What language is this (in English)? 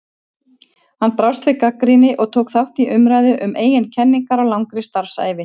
Icelandic